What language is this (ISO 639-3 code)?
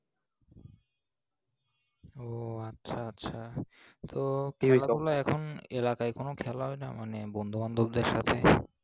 ben